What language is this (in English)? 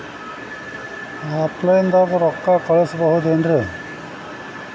Kannada